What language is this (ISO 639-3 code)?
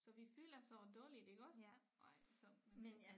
dan